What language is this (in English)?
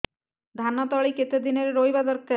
Odia